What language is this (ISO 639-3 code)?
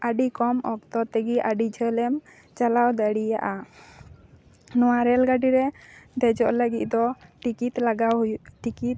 sat